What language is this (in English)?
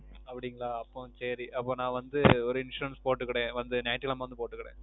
Tamil